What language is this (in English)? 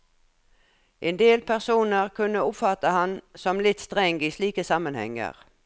Norwegian